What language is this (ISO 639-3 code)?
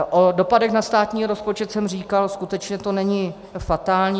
ces